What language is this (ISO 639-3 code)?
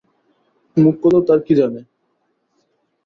ben